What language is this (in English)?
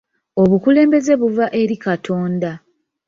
Ganda